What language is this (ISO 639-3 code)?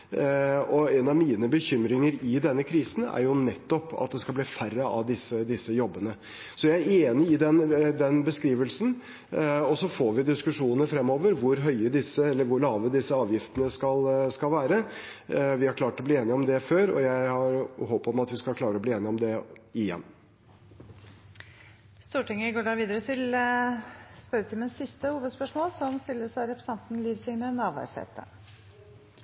nor